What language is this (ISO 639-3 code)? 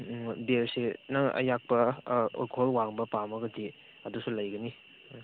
mni